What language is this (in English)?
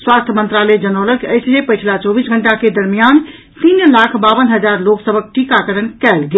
Maithili